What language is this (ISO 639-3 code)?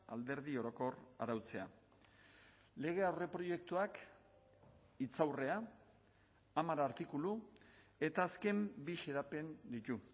eus